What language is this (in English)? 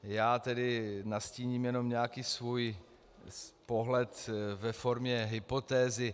Czech